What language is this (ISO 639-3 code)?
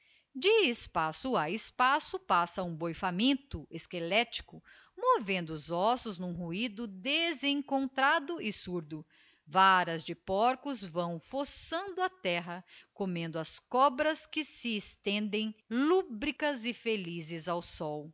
por